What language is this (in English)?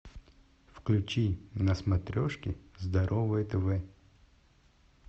Russian